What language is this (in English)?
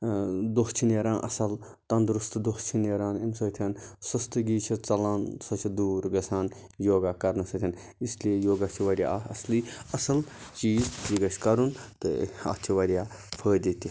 Kashmiri